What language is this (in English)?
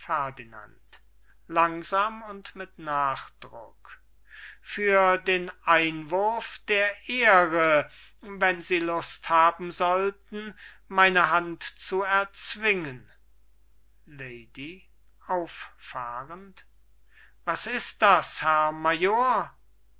German